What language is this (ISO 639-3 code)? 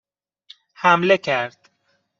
fas